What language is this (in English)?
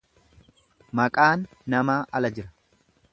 Oromo